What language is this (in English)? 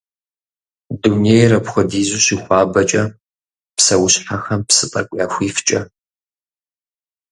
Kabardian